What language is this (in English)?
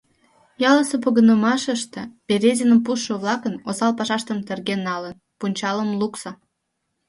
Mari